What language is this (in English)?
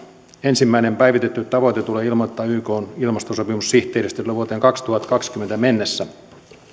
Finnish